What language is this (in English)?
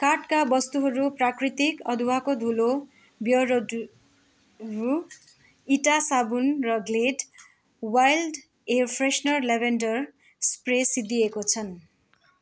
Nepali